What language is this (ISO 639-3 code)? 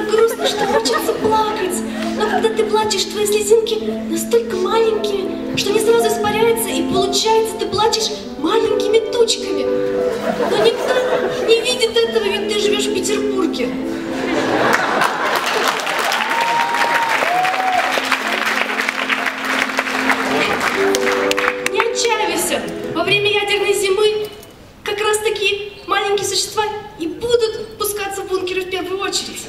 rus